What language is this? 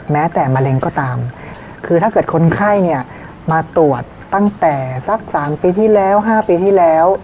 Thai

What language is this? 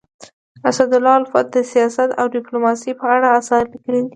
Pashto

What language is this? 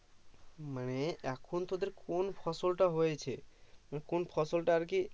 Bangla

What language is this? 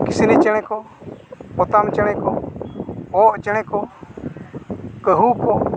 Santali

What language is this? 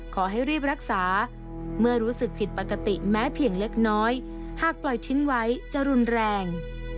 Thai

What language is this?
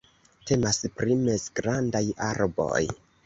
Esperanto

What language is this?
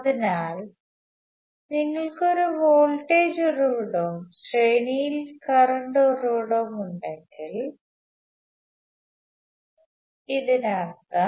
Malayalam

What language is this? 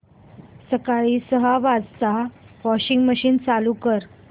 Marathi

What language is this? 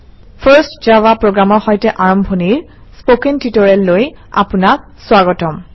Assamese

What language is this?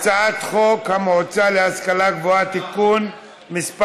Hebrew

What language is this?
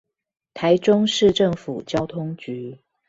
Chinese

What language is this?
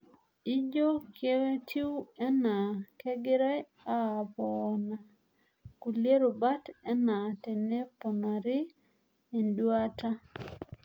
Masai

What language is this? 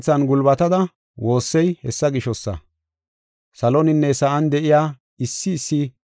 Gofa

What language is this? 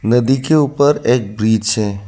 Hindi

